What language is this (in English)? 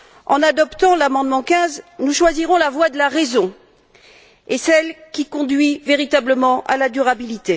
French